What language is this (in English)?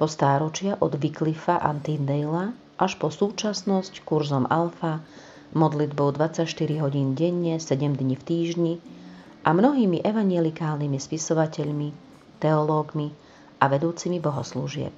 Slovak